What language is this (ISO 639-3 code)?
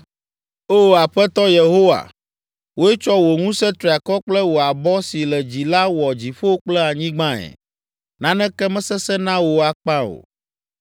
ewe